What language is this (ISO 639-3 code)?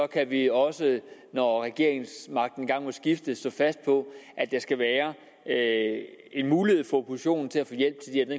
dan